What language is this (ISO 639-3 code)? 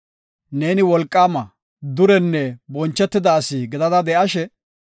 gof